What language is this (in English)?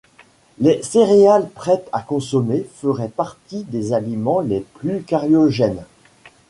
French